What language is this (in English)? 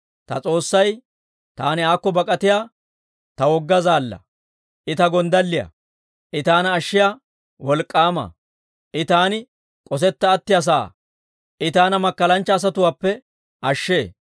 Dawro